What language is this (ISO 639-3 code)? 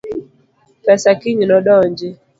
luo